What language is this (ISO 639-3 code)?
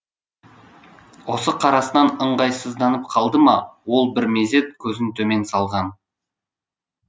kaz